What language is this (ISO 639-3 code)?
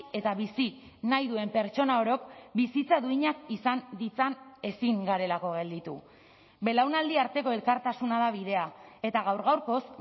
eus